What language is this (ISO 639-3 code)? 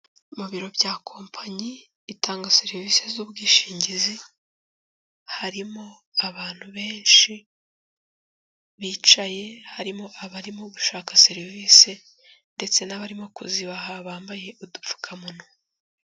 kin